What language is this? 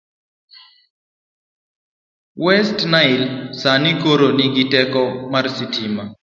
Luo (Kenya and Tanzania)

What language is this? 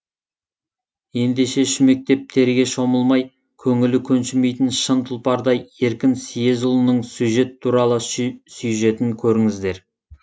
Kazakh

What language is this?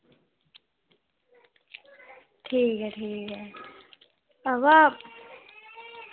Dogri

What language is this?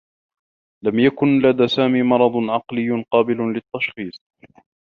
Arabic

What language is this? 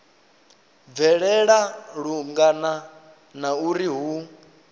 Venda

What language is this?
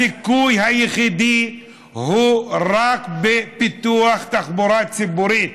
Hebrew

